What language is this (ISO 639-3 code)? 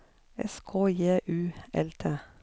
nor